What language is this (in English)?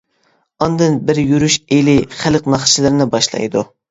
Uyghur